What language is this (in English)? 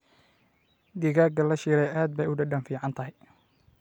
Somali